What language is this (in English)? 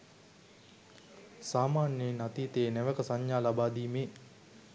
Sinhala